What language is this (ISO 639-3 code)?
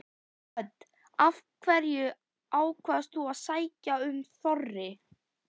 isl